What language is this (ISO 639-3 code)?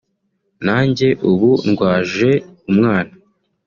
kin